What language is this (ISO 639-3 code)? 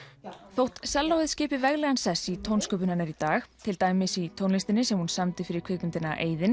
isl